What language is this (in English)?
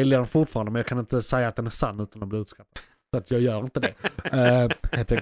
Swedish